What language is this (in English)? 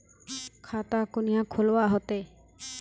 Magahi